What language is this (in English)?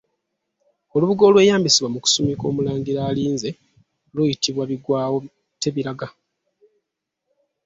Ganda